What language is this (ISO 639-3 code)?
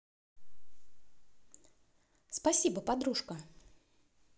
rus